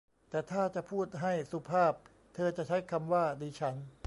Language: Thai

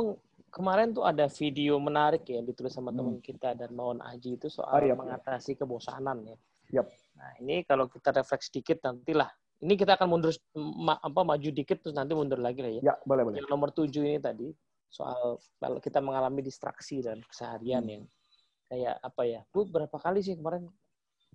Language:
Indonesian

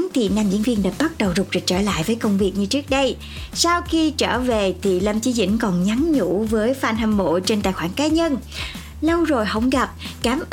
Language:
Vietnamese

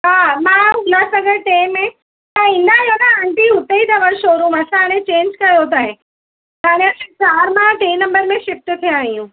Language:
Sindhi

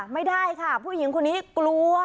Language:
Thai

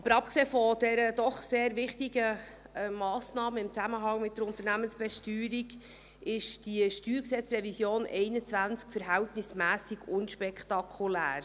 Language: Swiss German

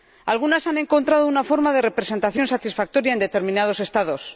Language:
Spanish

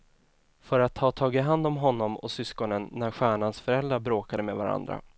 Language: Swedish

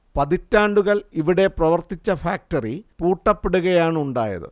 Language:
Malayalam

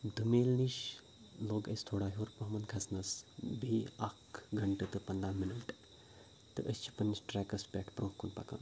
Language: Kashmiri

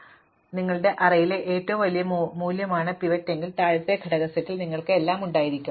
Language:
Malayalam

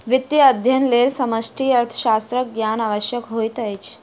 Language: Maithili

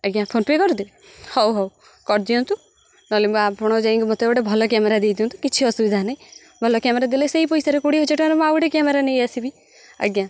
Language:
Odia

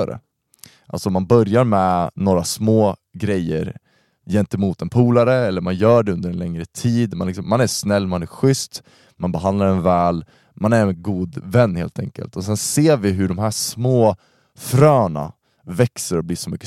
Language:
Swedish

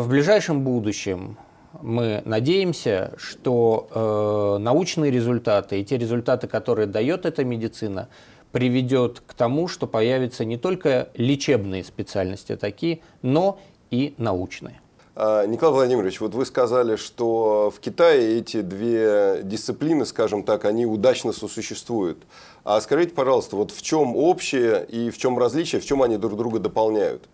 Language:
Russian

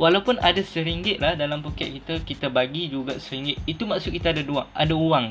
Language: Malay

